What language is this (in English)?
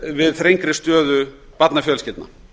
Icelandic